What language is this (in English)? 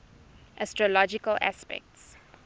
English